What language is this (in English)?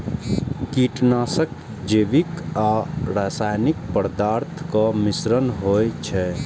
Maithili